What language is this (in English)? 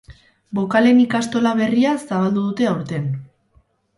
Basque